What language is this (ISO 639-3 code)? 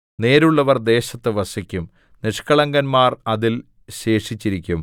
mal